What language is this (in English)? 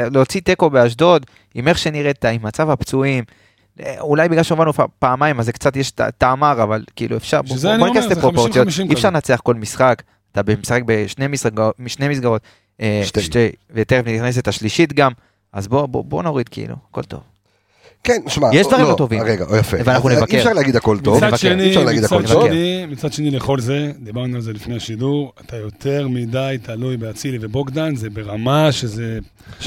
Hebrew